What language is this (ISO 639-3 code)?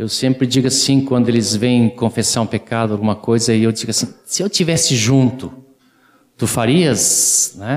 por